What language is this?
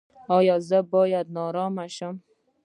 Pashto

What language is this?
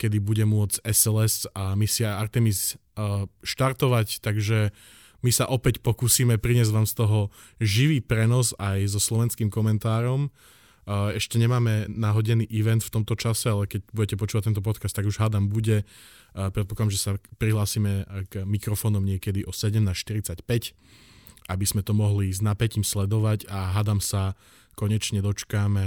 Slovak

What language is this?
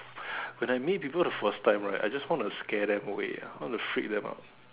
English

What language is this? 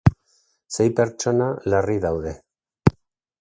Basque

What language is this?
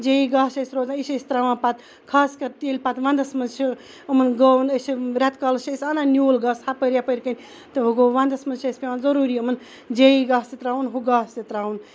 Kashmiri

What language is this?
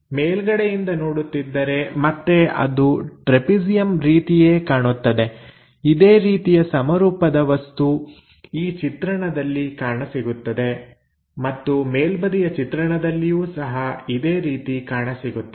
Kannada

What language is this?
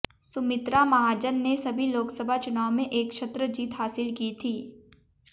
Hindi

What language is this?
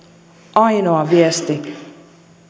Finnish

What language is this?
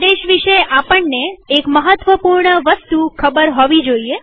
Gujarati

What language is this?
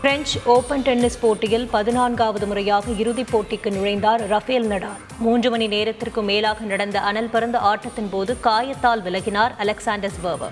Tamil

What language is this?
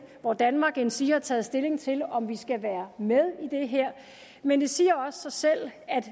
Danish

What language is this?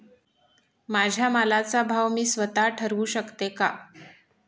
Marathi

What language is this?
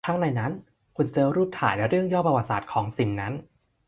Thai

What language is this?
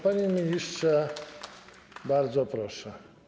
Polish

